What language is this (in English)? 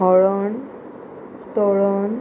Konkani